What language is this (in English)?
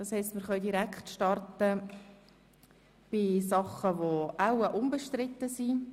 Swiss German